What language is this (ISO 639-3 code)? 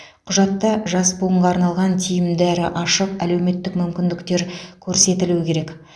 kaz